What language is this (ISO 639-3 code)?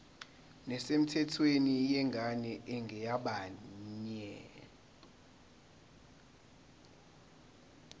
zul